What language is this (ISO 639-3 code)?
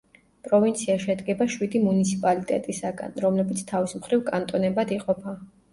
kat